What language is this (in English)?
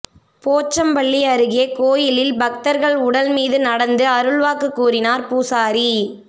Tamil